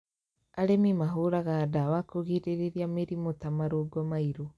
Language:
Kikuyu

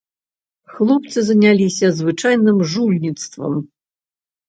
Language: Belarusian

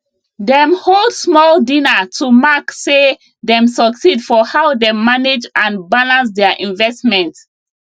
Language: Nigerian Pidgin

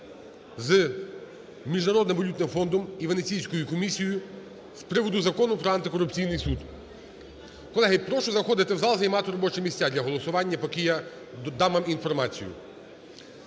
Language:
Ukrainian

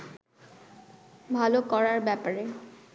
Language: Bangla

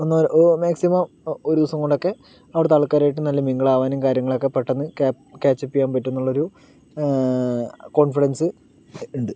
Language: Malayalam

